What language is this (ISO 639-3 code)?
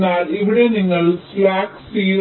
mal